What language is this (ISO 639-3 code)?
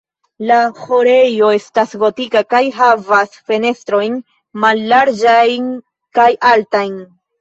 epo